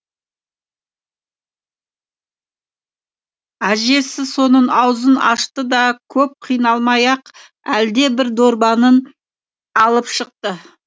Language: Kazakh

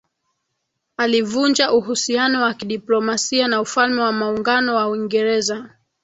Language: Swahili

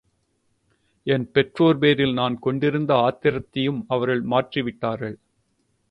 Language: Tamil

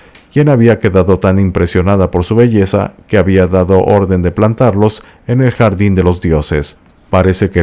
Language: Spanish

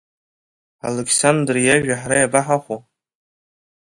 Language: Abkhazian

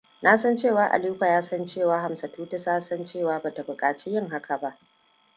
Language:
Hausa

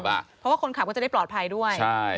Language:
Thai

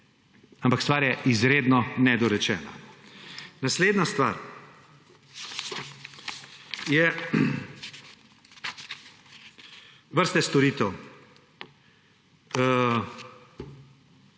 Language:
Slovenian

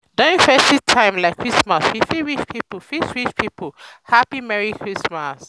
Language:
Nigerian Pidgin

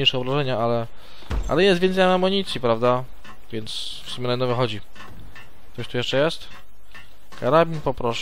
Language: Polish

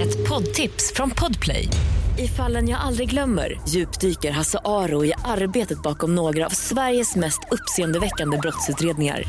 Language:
Swedish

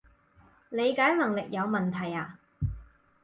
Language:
Cantonese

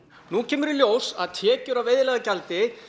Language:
Icelandic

